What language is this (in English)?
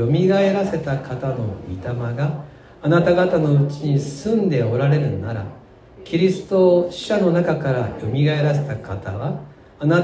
Japanese